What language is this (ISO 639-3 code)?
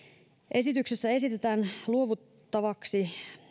fin